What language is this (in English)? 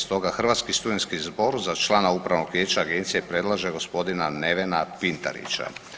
Croatian